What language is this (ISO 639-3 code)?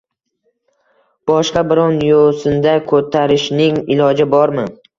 uzb